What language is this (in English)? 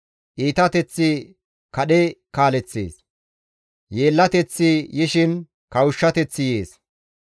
Gamo